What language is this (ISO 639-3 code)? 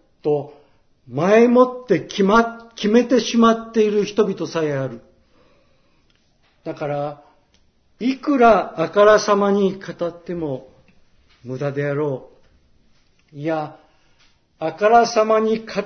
jpn